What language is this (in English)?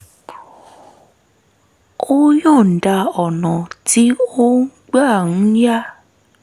Yoruba